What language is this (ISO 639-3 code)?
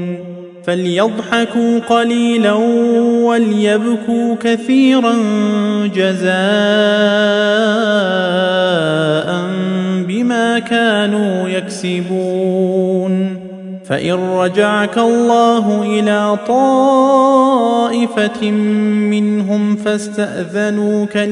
ara